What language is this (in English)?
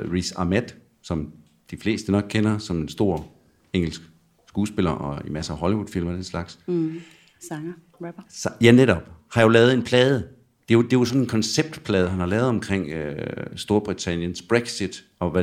Danish